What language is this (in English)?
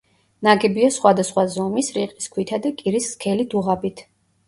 Georgian